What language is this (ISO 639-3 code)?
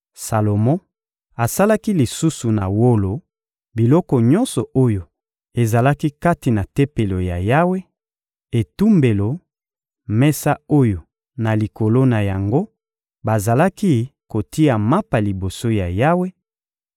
lin